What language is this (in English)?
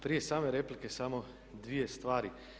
Croatian